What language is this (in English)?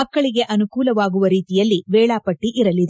Kannada